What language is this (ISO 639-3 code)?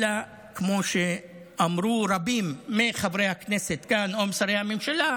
heb